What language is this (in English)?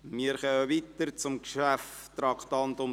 Swiss German